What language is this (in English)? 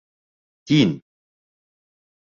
Bashkir